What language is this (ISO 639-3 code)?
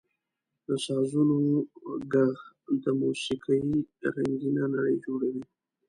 pus